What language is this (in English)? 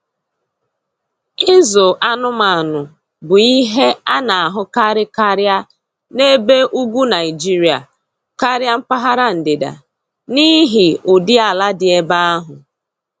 Igbo